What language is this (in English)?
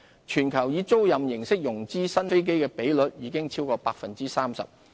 Cantonese